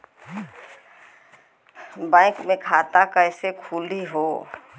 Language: Bhojpuri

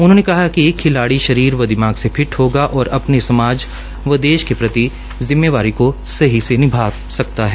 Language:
Hindi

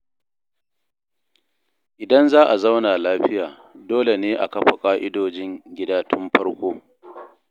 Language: Hausa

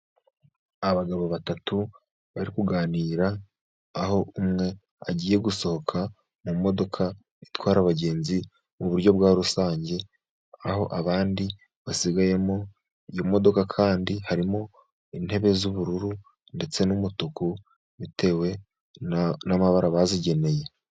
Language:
Kinyarwanda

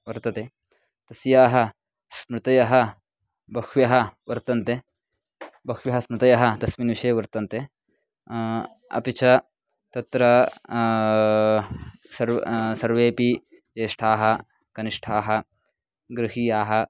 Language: Sanskrit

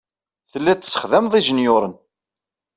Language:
Kabyle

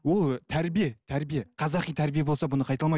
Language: Kazakh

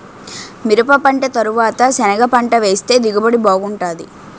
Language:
Telugu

